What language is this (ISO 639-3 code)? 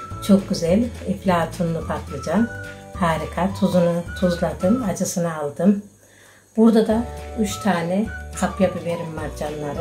tur